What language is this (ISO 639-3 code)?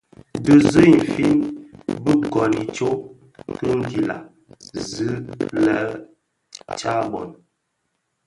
ksf